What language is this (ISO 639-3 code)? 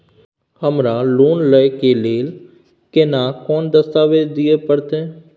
mai